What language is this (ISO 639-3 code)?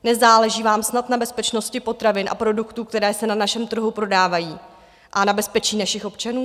ces